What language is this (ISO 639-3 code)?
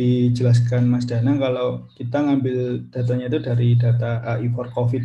ind